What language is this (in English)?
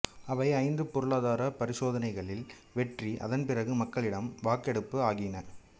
Tamil